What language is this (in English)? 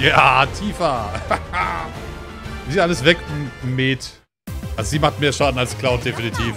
German